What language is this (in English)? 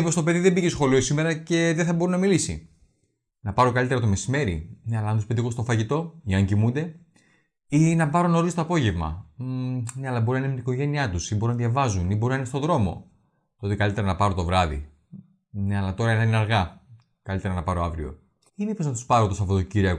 Greek